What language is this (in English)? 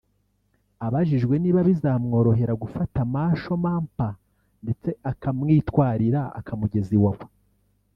Kinyarwanda